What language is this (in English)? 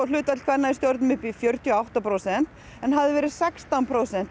Icelandic